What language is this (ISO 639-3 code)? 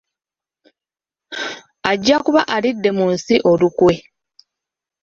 lug